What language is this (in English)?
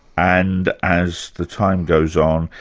English